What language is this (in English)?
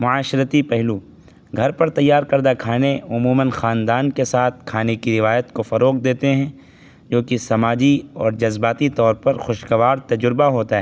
Urdu